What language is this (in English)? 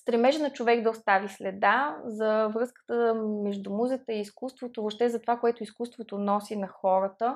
Bulgarian